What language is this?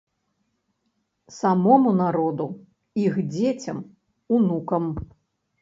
Belarusian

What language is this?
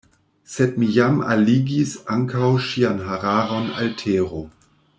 Esperanto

